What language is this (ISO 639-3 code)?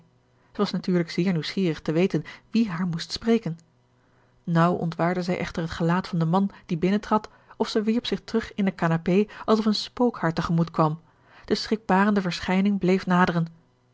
nld